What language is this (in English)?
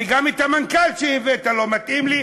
Hebrew